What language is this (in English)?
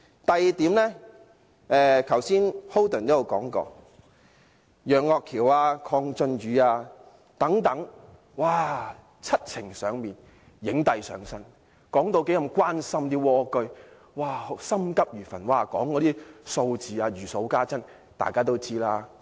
Cantonese